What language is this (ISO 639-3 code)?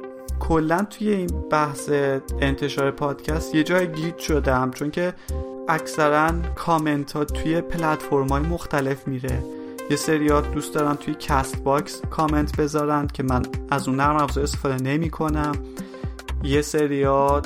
fas